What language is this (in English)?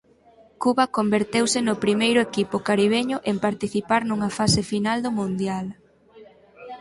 Galician